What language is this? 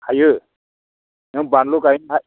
Bodo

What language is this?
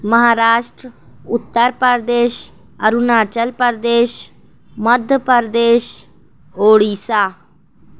Urdu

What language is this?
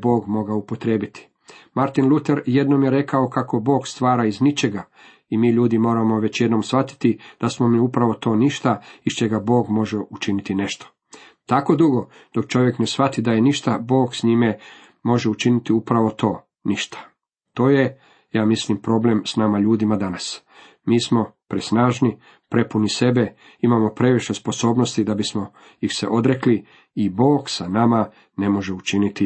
Croatian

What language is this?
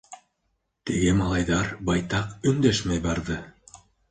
Bashkir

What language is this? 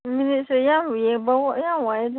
Manipuri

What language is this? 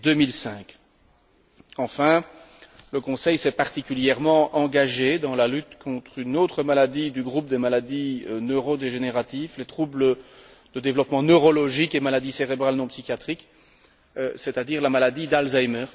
French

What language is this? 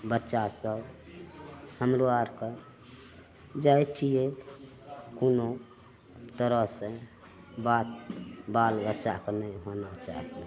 Maithili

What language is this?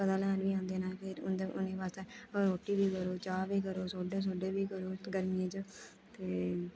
Dogri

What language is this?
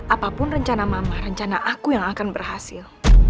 Indonesian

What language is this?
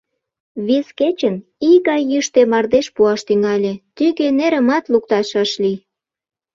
Mari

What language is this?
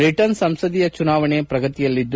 Kannada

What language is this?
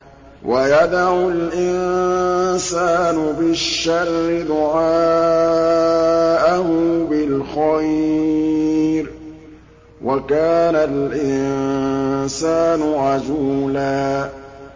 Arabic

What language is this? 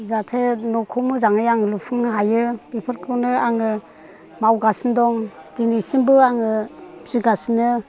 Bodo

